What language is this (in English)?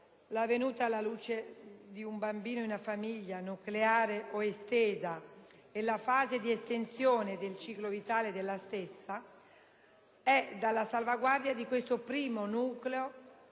Italian